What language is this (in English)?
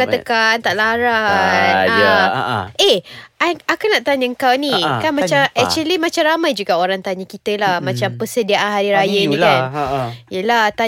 Malay